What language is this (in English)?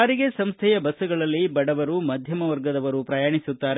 Kannada